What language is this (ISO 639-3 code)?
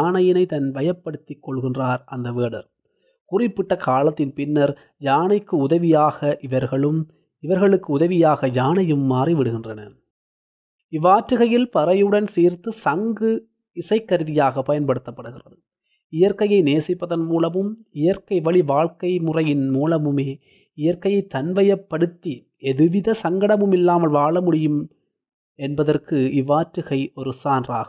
tam